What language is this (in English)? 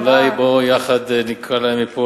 Hebrew